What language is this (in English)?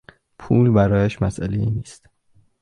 Persian